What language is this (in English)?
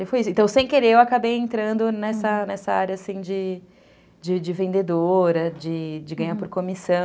Portuguese